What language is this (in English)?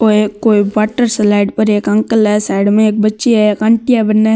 Marwari